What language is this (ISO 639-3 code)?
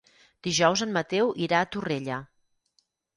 cat